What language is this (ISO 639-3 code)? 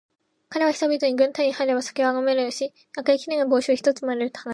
jpn